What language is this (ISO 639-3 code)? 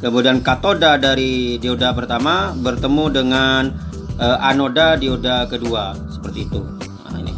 ind